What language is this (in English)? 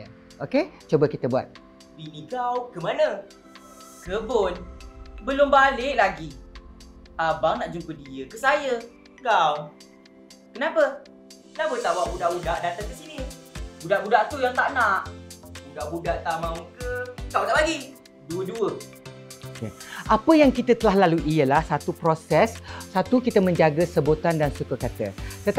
Malay